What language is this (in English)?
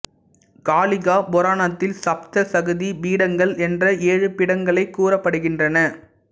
Tamil